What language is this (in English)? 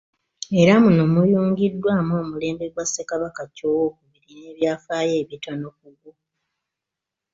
Ganda